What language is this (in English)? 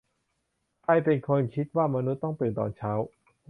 Thai